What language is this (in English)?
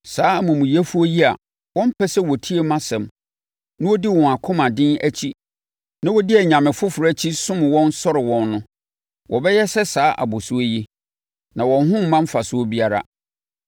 Akan